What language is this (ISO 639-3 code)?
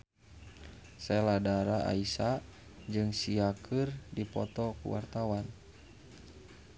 sun